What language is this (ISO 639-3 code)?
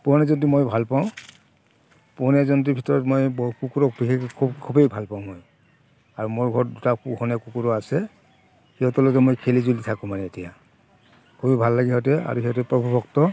asm